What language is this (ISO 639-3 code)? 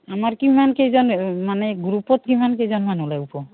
asm